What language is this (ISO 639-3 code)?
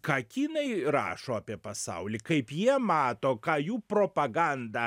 lit